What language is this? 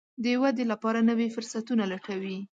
Pashto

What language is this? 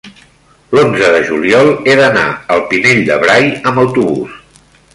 Catalan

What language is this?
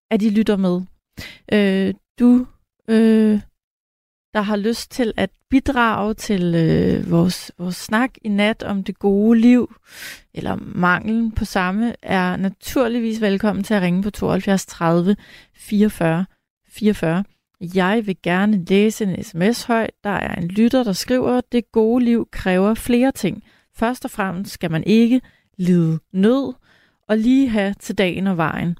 Danish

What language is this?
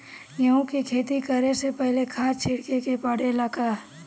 Bhojpuri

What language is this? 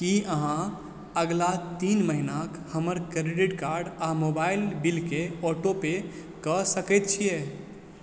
Maithili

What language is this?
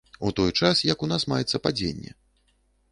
Belarusian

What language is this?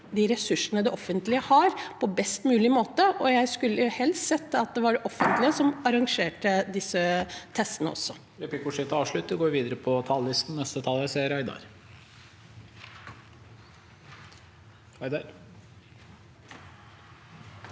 Norwegian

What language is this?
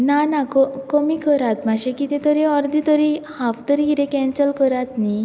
Konkani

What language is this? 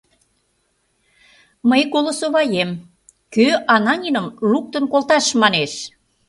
Mari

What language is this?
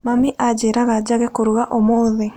Kikuyu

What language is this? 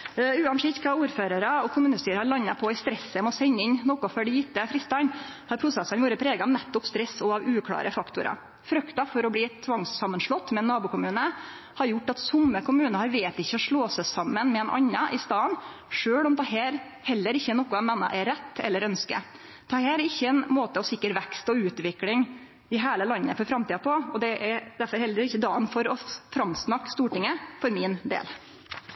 Norwegian Nynorsk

